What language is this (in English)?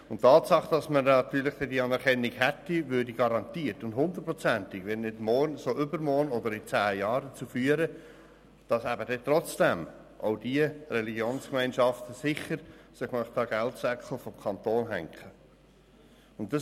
Swiss German